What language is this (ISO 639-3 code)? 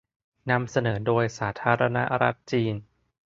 tha